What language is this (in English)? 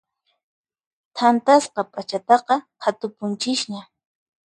Puno Quechua